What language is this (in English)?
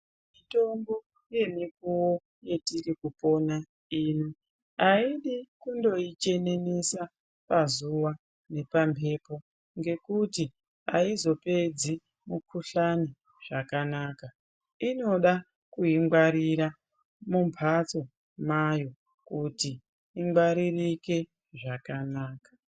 Ndau